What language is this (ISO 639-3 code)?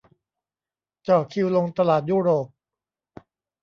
tha